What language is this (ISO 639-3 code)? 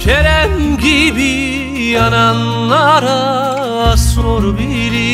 tur